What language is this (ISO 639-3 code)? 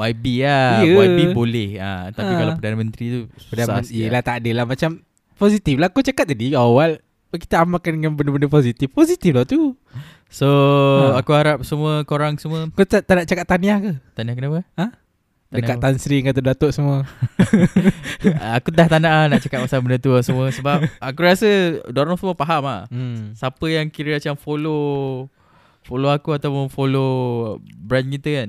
msa